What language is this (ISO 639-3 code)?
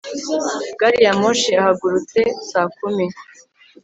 kin